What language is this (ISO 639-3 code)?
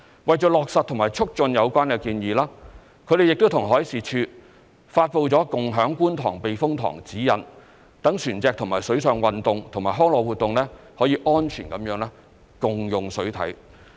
yue